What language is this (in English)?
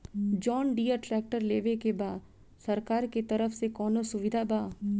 Bhojpuri